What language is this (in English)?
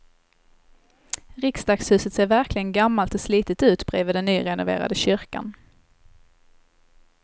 Swedish